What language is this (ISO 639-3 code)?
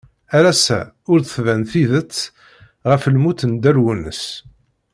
kab